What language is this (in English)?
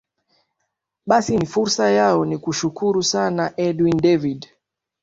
Swahili